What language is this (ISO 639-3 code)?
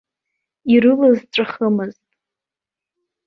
abk